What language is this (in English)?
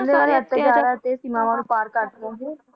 Punjabi